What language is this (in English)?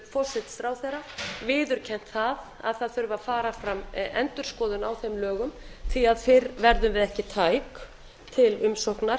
Icelandic